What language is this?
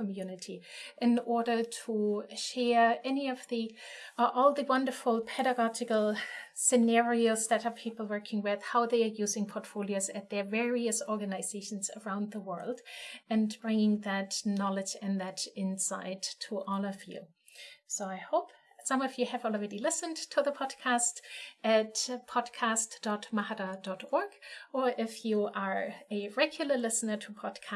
English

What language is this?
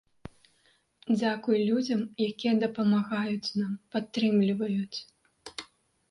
Belarusian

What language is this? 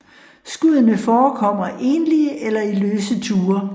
Danish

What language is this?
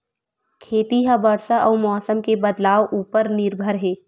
Chhattisgarhi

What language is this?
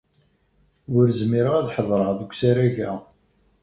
Kabyle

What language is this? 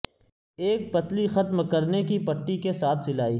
Urdu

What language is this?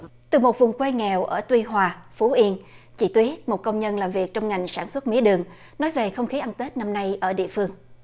Vietnamese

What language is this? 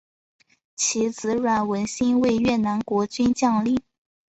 Chinese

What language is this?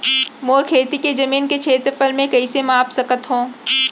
Chhattisgarhi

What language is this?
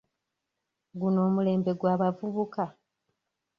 Ganda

